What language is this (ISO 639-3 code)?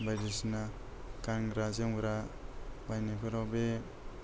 brx